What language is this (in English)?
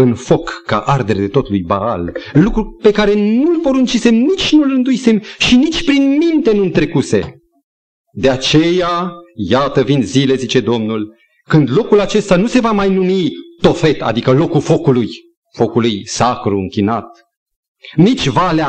Romanian